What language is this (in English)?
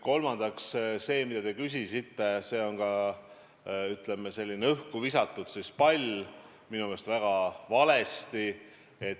Estonian